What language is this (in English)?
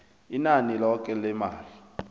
South Ndebele